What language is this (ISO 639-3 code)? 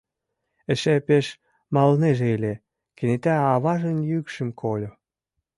chm